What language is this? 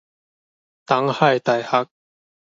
Min Nan Chinese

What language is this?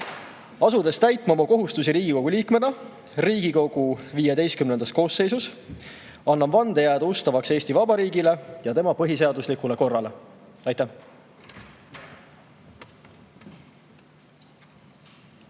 Estonian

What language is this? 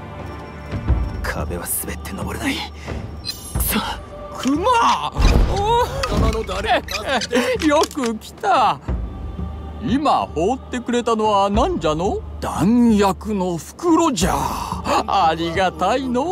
Japanese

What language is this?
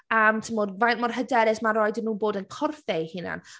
Welsh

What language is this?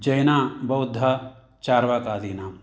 Sanskrit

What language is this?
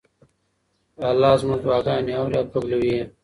Pashto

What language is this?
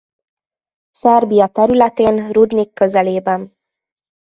Hungarian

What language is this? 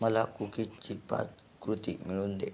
Marathi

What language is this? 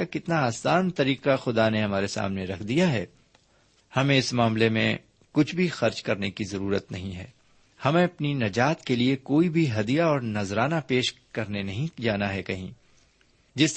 Urdu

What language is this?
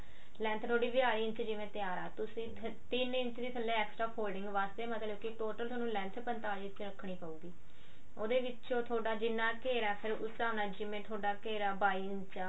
Punjabi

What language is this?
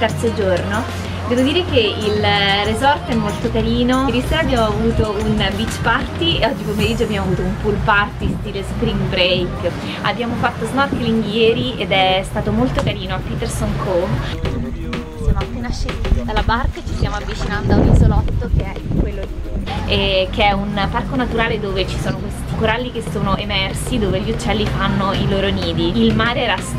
Italian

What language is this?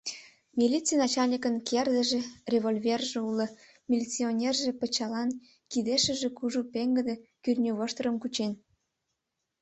Mari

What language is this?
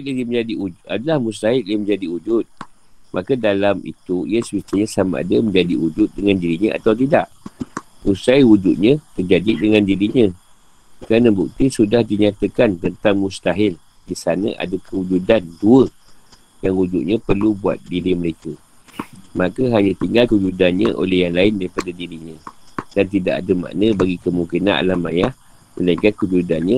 Malay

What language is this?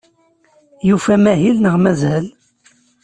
Kabyle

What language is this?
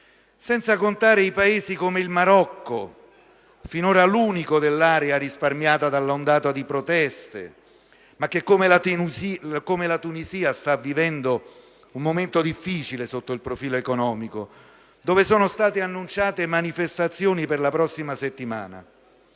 Italian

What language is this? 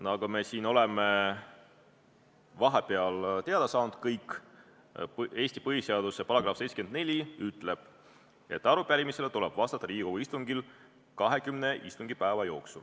Estonian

